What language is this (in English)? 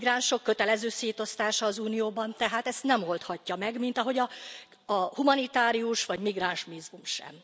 Hungarian